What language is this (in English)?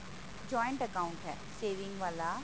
Punjabi